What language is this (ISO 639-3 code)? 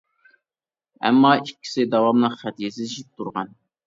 uig